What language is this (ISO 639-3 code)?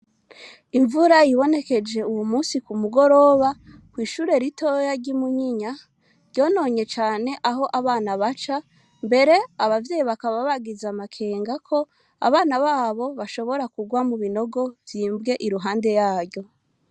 run